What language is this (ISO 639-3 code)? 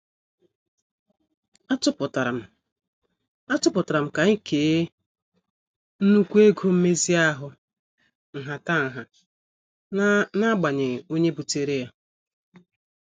ibo